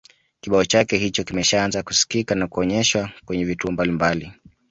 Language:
Swahili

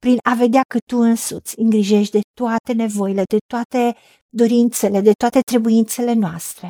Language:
Romanian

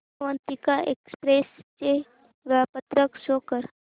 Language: Marathi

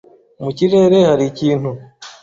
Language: Kinyarwanda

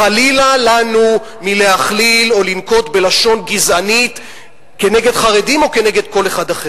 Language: Hebrew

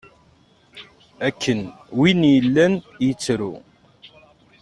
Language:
Kabyle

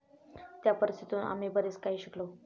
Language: Marathi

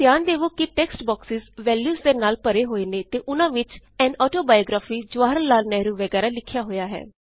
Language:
Punjabi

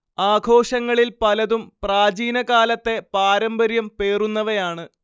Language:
Malayalam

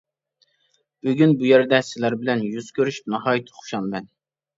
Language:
Uyghur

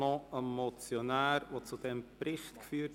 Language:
Swiss German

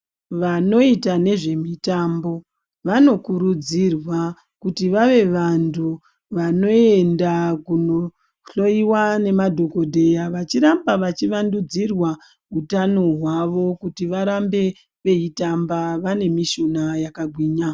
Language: Ndau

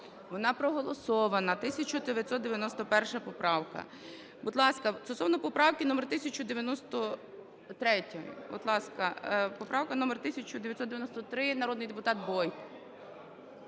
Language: Ukrainian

